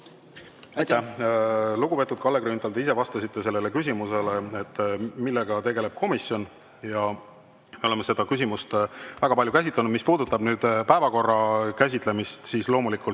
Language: Estonian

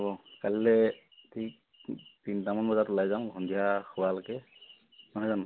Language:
Assamese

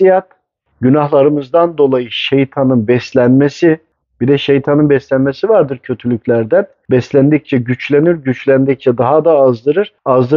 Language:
Turkish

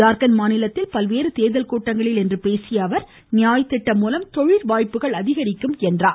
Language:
Tamil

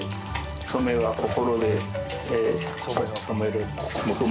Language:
Japanese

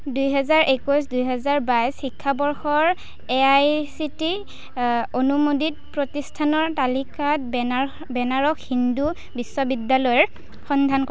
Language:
Assamese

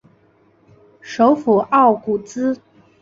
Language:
Chinese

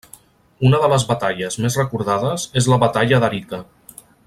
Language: Catalan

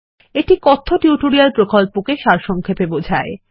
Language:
Bangla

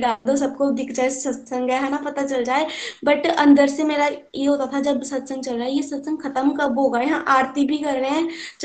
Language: Hindi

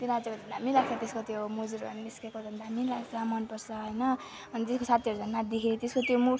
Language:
Nepali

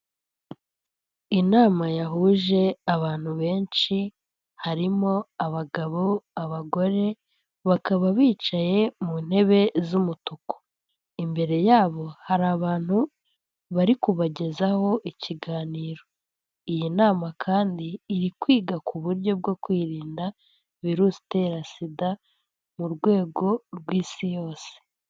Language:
Kinyarwanda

